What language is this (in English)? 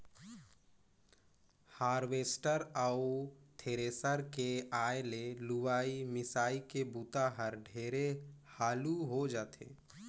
Chhattisgarhi